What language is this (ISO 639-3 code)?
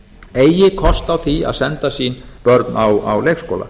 isl